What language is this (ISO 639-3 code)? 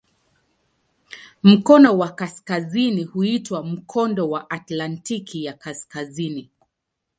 swa